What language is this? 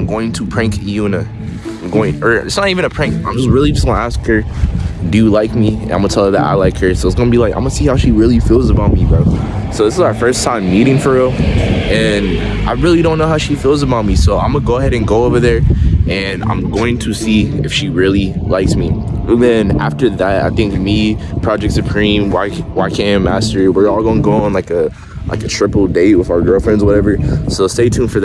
English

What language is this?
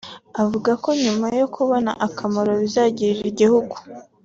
Kinyarwanda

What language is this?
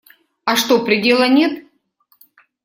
Russian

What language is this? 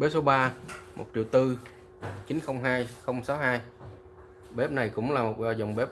Vietnamese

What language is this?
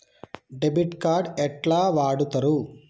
Telugu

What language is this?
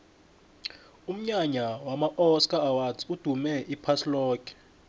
South Ndebele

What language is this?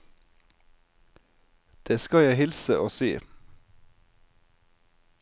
Norwegian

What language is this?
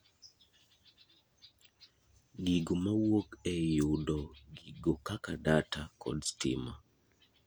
Luo (Kenya and Tanzania)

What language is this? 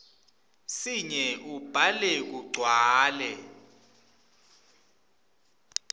Swati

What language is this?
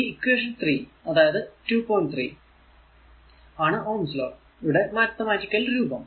Malayalam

